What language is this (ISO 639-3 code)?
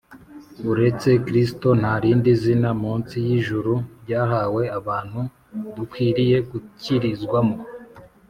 kin